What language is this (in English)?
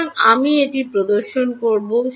Bangla